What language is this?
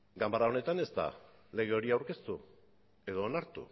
Basque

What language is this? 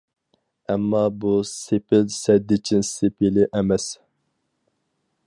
Uyghur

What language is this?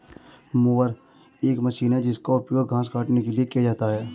Hindi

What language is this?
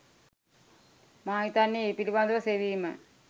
Sinhala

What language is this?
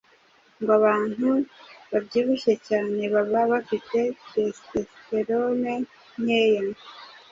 Kinyarwanda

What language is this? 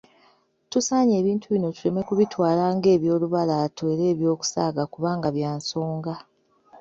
Ganda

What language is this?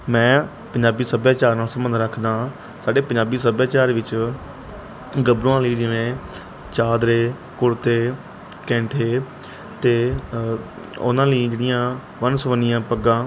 Punjabi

